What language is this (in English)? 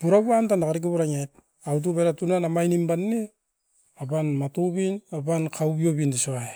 Askopan